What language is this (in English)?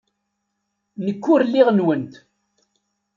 Kabyle